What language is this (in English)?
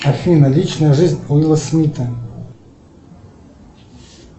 Russian